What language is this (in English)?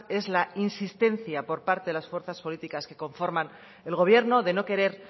Spanish